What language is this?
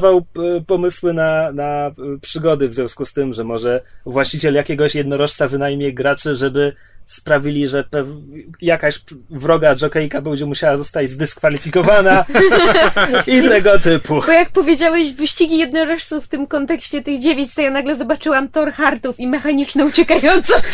Polish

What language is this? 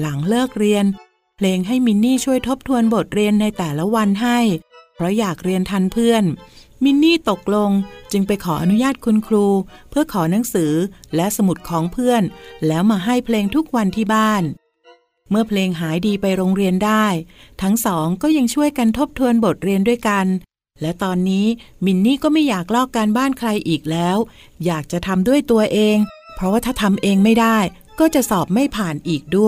Thai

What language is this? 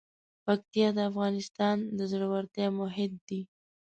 Pashto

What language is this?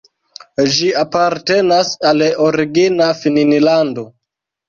Esperanto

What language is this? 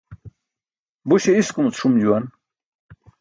Burushaski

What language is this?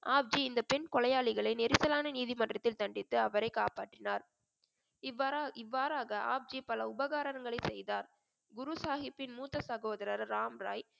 Tamil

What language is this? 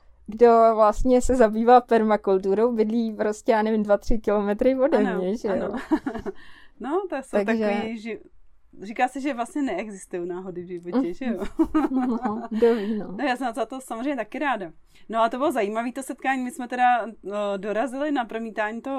Czech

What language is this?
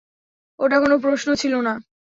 Bangla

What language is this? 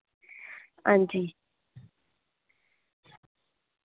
Dogri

